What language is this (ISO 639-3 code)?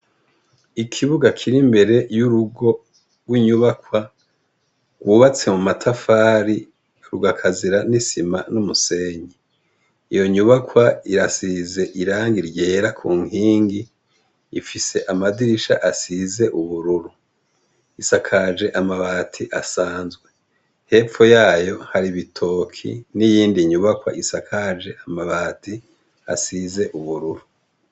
run